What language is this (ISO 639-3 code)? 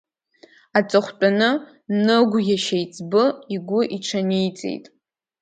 abk